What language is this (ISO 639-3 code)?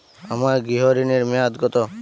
ben